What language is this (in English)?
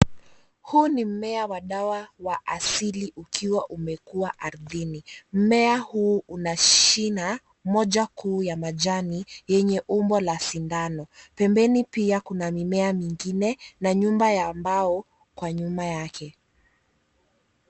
Swahili